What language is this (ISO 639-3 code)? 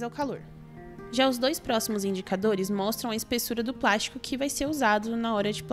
por